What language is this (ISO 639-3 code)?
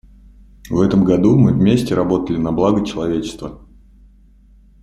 rus